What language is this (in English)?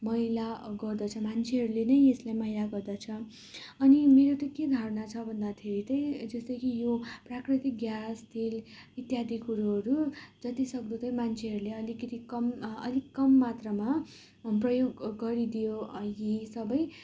Nepali